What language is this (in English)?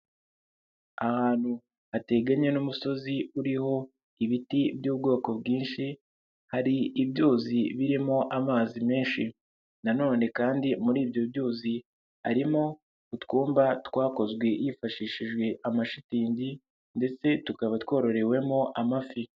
Kinyarwanda